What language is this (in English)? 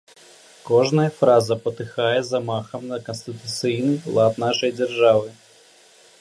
Belarusian